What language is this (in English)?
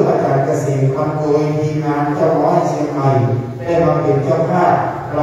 Thai